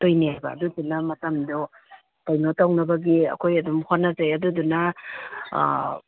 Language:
Manipuri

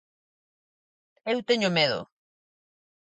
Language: Galician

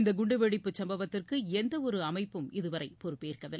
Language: Tamil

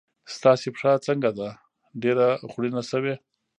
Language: Pashto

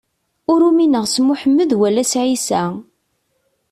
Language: Kabyle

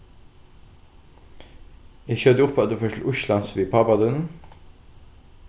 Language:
Faroese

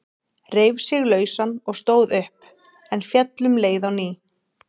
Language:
Icelandic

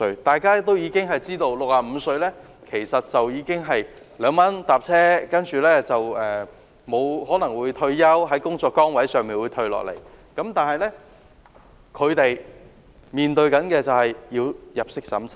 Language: Cantonese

